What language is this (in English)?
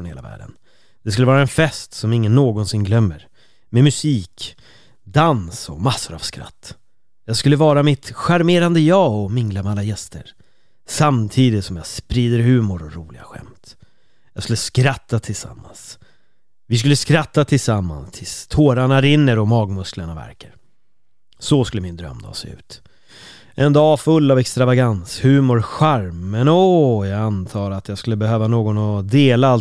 Swedish